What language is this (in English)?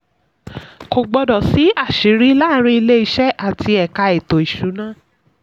Yoruba